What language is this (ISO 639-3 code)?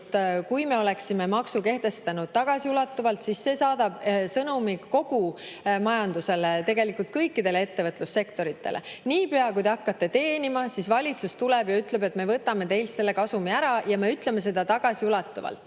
est